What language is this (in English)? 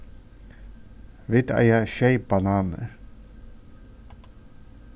Faroese